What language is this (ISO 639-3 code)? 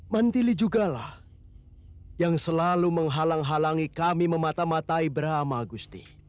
ind